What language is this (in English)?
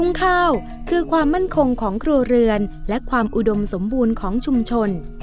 Thai